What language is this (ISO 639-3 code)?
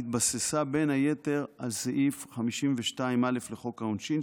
heb